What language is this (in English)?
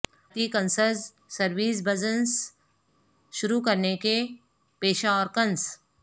Urdu